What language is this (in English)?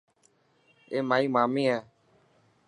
Dhatki